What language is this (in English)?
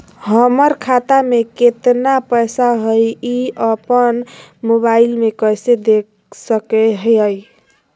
Magahi